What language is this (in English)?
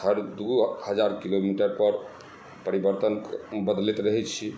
Maithili